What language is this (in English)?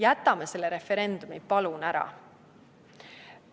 Estonian